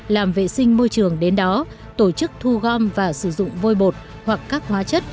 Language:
Vietnamese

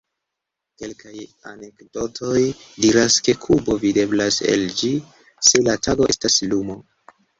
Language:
Esperanto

